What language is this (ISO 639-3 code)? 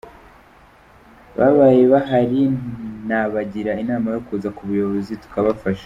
kin